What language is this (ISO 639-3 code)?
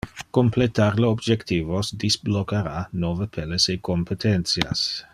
ina